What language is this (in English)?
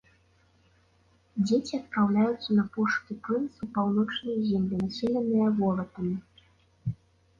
Belarusian